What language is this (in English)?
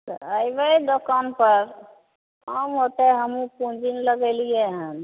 Maithili